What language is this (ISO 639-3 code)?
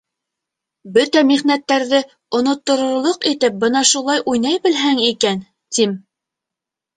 bak